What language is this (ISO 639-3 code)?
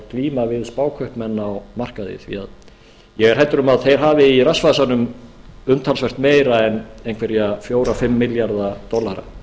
isl